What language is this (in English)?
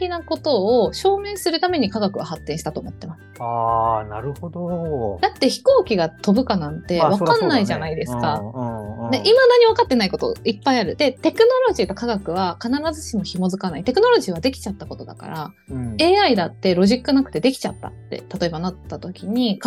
Japanese